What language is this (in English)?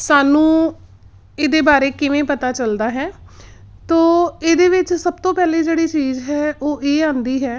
Punjabi